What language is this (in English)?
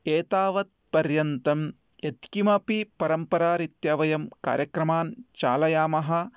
Sanskrit